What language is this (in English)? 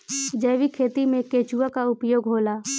Bhojpuri